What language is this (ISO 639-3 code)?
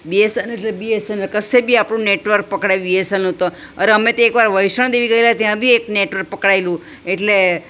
guj